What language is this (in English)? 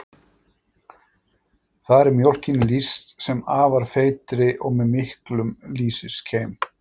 Icelandic